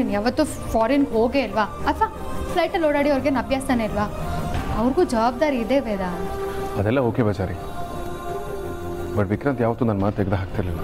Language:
Romanian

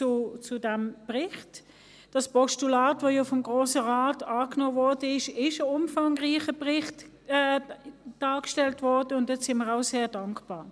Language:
Swiss German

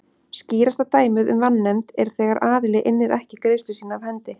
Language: Icelandic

